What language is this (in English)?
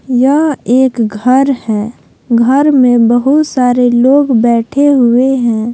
Hindi